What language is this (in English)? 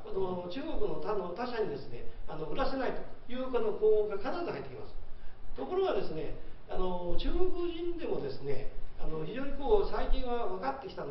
Japanese